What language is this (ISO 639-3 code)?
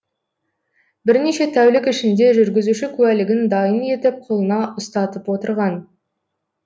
kaz